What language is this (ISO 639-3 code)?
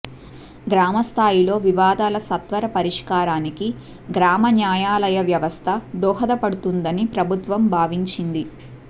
tel